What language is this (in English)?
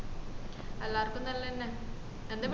Malayalam